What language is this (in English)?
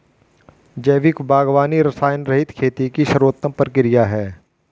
Hindi